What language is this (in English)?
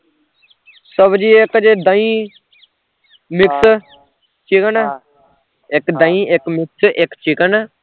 Punjabi